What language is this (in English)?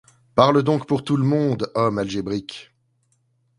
French